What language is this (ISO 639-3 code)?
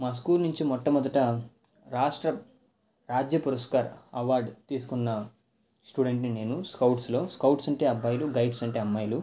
tel